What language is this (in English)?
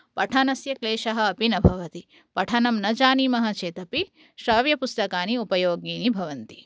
Sanskrit